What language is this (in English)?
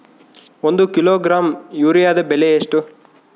Kannada